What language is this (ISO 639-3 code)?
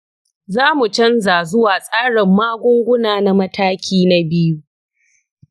hau